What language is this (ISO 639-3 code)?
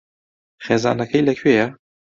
ckb